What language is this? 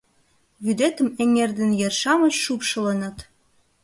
Mari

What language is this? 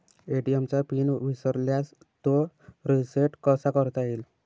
Marathi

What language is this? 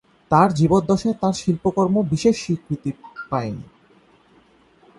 Bangla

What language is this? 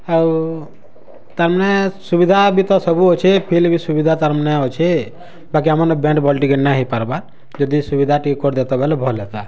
Odia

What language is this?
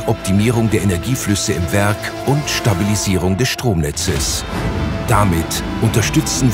German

